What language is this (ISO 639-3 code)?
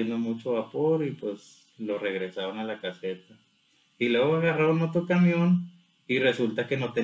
spa